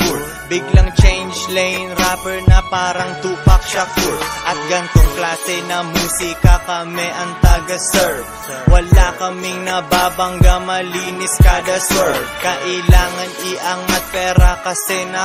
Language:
Filipino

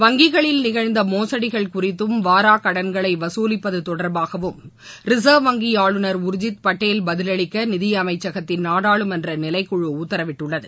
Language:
Tamil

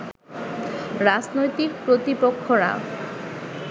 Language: Bangla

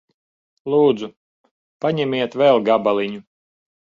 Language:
Latvian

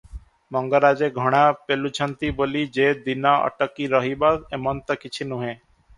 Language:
Odia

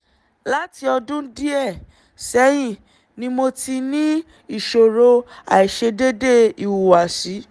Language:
Yoruba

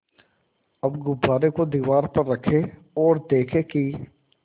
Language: Hindi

